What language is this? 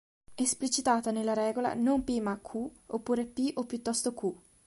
Italian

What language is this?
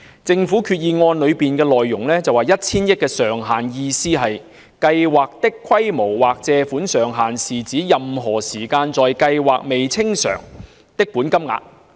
Cantonese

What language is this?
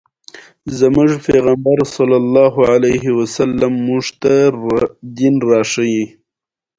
Pashto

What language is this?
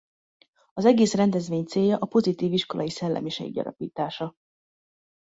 Hungarian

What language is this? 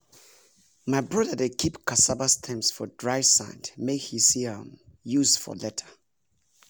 Nigerian Pidgin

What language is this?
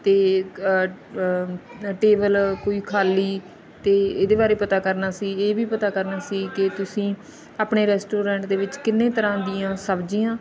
Punjabi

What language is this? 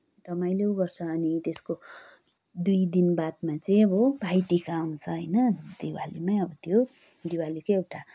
Nepali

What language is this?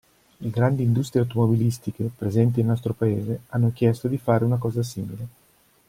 Italian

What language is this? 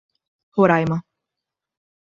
Portuguese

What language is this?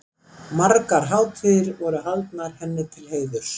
Icelandic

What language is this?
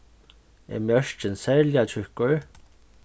Faroese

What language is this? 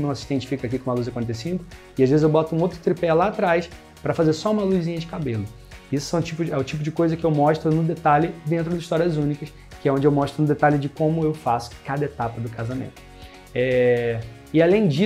Portuguese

